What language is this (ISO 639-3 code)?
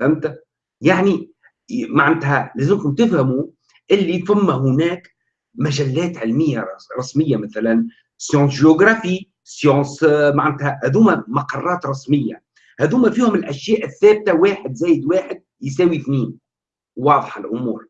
ara